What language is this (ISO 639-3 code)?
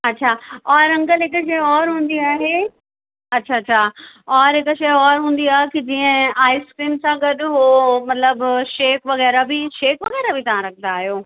snd